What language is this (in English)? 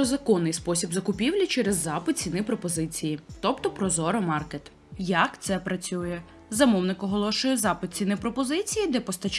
Ukrainian